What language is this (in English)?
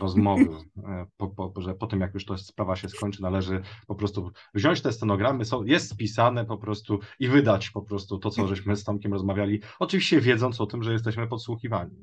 Polish